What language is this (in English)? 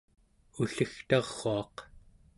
Central Yupik